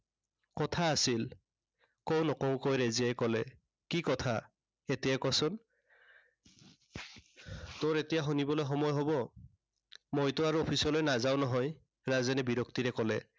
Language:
Assamese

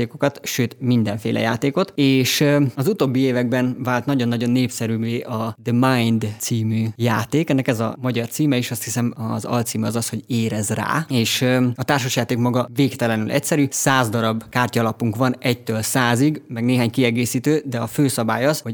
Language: Hungarian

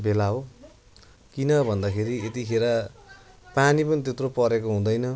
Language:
Nepali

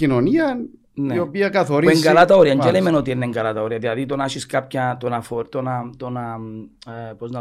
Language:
Greek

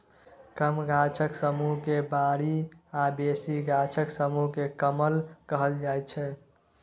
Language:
Maithili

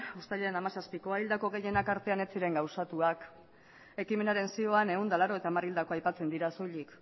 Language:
Basque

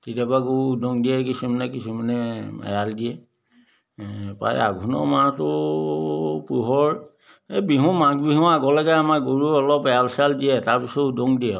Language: Assamese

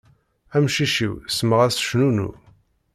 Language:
Kabyle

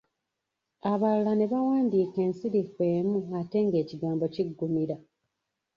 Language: Ganda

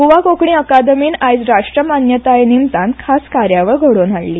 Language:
Konkani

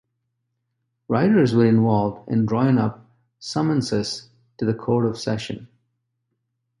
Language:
English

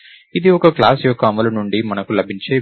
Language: Telugu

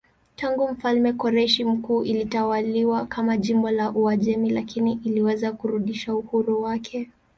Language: Swahili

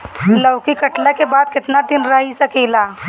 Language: Bhojpuri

